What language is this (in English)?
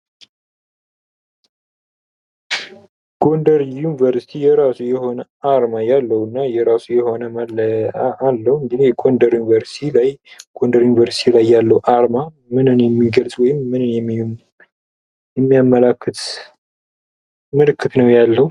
Amharic